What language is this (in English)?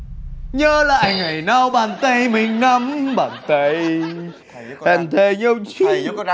Vietnamese